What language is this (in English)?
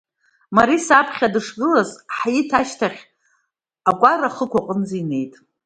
Abkhazian